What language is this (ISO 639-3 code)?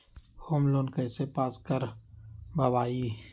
mag